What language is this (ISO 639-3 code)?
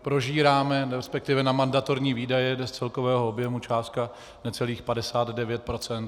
ces